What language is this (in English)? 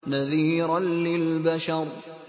Arabic